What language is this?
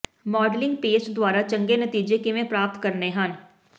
Punjabi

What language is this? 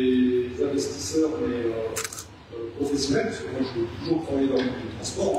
French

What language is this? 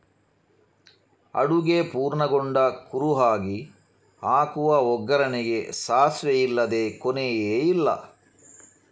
Kannada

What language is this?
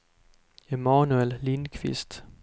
Swedish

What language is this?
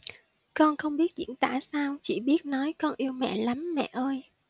Vietnamese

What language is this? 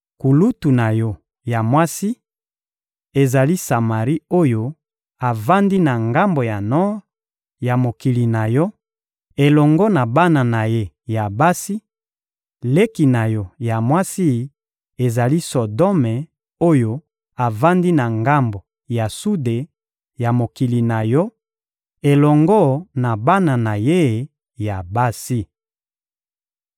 Lingala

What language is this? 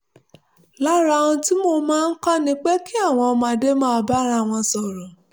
Yoruba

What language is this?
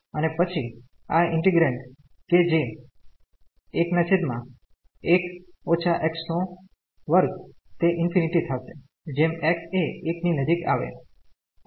Gujarati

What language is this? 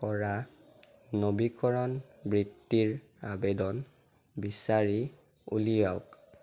Assamese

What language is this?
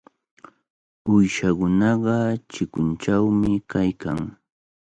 Cajatambo North Lima Quechua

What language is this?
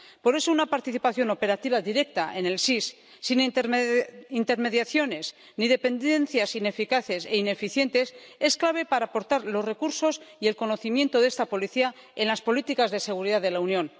Spanish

